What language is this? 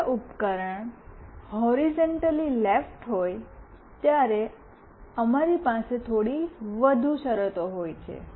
Gujarati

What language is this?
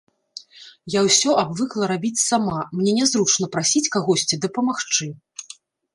Belarusian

